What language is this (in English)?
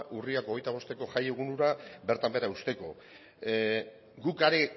Basque